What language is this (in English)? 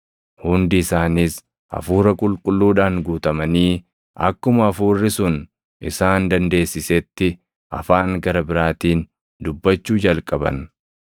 Oromo